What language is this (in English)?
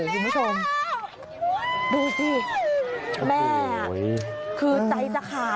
Thai